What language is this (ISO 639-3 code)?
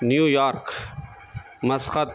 urd